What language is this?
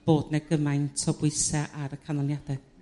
Welsh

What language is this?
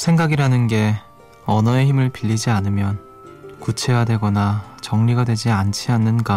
Korean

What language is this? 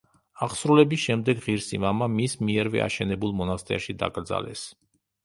Georgian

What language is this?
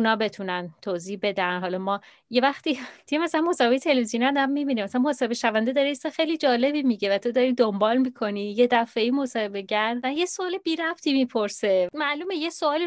Persian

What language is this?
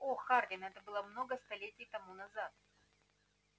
Russian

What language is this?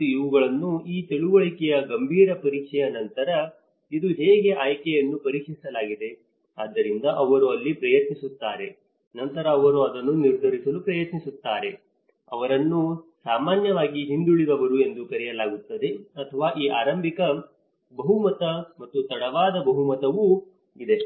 Kannada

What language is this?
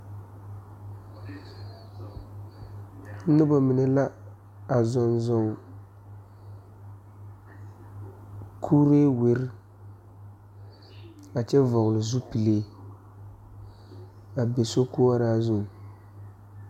Southern Dagaare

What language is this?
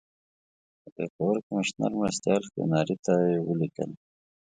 Pashto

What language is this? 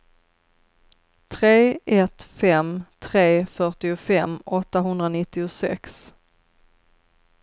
Swedish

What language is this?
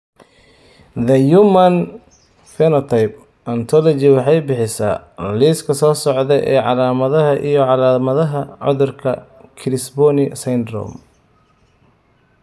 Somali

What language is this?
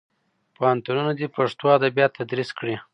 Pashto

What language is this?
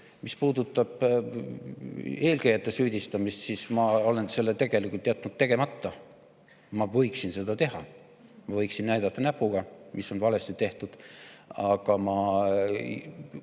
Estonian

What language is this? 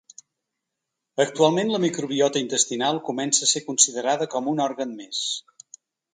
Catalan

